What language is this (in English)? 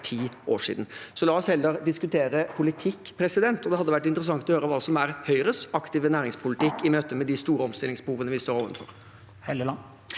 Norwegian